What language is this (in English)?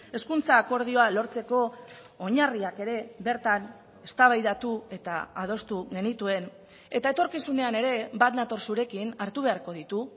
Basque